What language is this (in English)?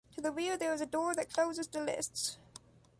English